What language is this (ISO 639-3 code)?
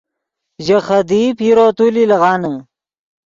ydg